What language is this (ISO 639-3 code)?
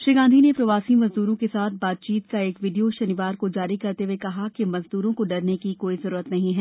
hin